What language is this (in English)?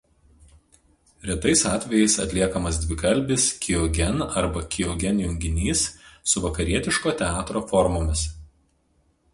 Lithuanian